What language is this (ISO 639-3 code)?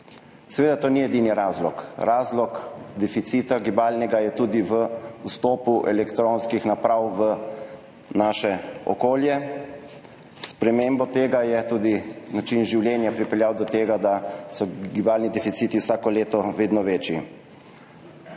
slv